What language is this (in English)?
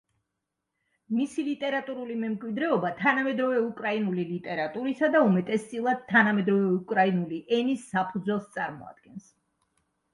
Georgian